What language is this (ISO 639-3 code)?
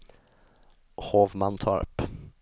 swe